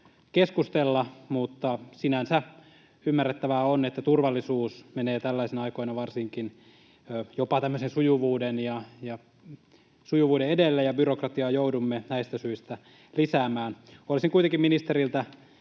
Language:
Finnish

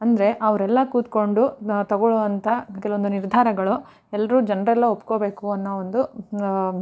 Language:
Kannada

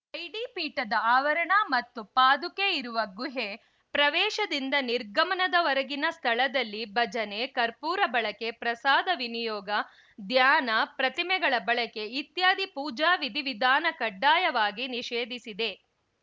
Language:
Kannada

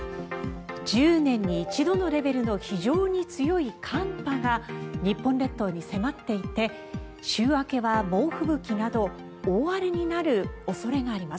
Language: Japanese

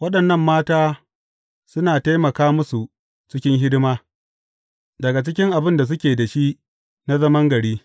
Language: Hausa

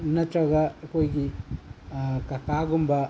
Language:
Manipuri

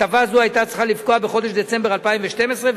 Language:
Hebrew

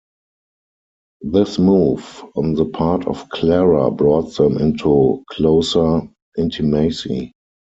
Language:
English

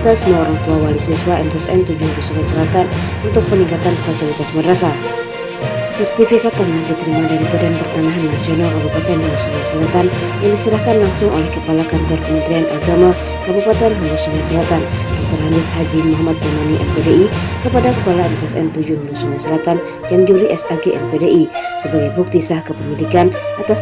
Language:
Indonesian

